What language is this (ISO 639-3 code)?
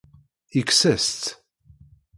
kab